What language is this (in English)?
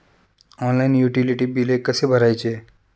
Marathi